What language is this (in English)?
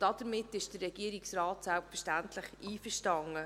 Swiss German